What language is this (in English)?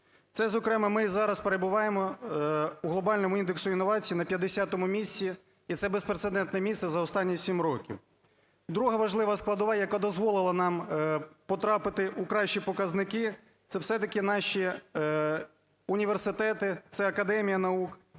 Ukrainian